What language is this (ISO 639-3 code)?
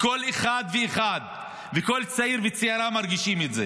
heb